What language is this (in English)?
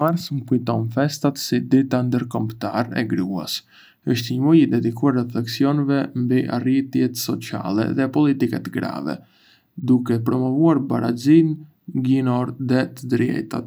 Arbëreshë Albanian